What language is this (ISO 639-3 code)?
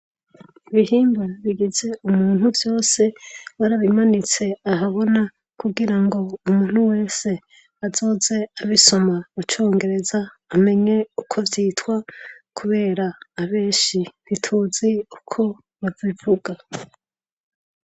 run